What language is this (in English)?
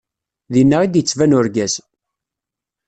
Kabyle